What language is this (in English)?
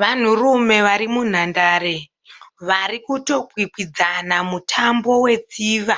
Shona